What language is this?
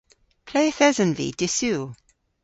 Cornish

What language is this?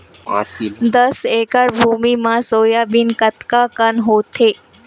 Chhattisgarhi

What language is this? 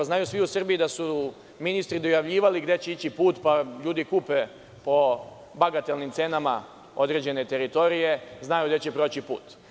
Serbian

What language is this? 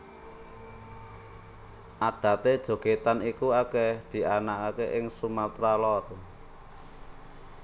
Javanese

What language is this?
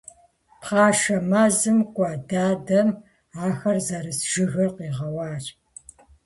Kabardian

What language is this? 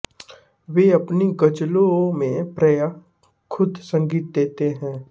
Hindi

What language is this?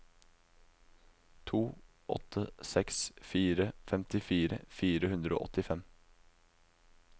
Norwegian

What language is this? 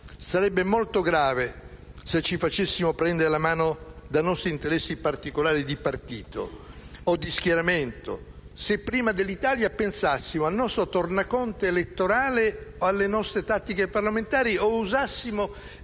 Italian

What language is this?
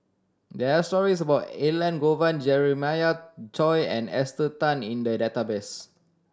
English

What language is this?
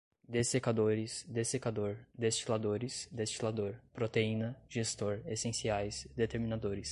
Portuguese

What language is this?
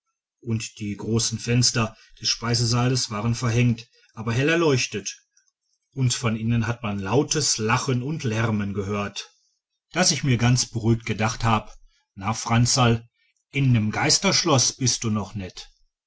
German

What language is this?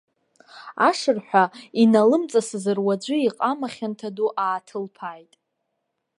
Abkhazian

